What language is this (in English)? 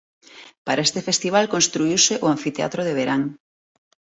Galician